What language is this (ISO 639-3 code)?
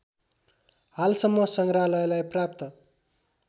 nep